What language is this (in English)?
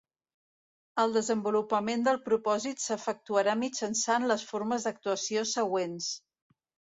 Catalan